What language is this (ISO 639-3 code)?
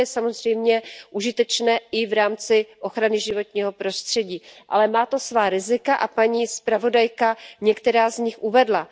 ces